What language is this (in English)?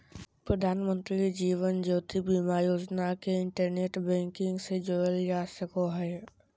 Magahi